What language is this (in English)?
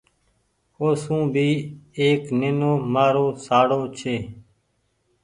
Goaria